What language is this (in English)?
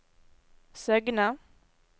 Norwegian